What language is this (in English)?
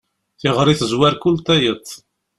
Kabyle